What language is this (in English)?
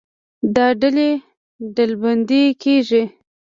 Pashto